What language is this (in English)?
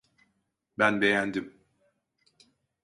Turkish